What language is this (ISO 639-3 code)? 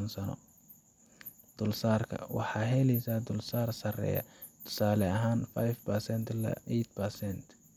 som